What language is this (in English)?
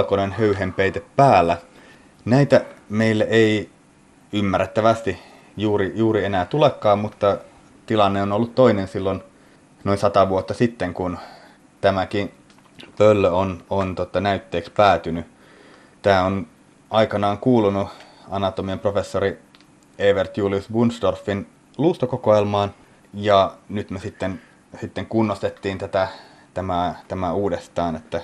Finnish